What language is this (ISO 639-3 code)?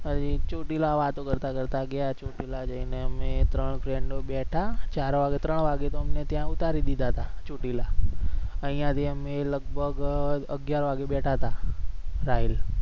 guj